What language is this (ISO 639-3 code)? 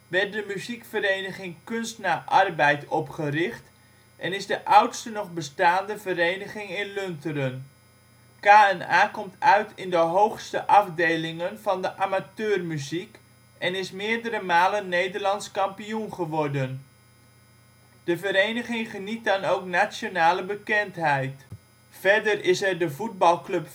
nld